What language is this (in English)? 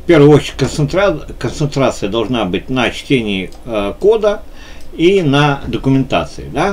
Russian